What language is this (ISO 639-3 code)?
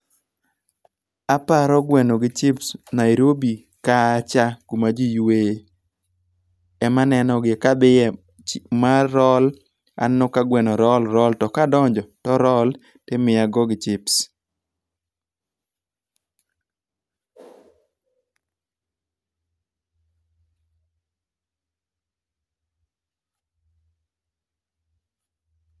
luo